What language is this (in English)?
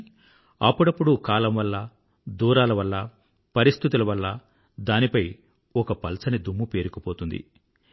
Telugu